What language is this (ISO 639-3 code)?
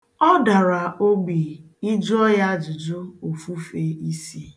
ibo